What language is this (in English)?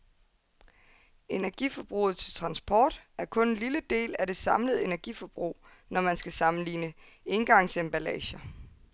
Danish